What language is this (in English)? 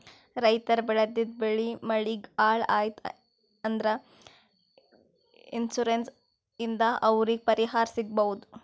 Kannada